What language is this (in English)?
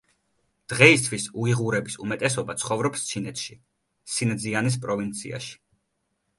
Georgian